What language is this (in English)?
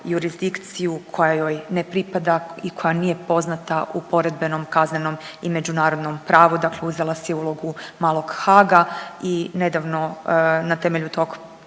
Croatian